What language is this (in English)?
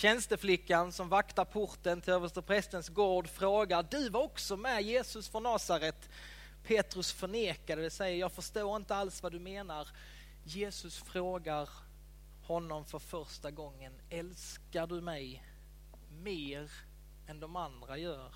Swedish